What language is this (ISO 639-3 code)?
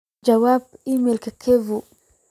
som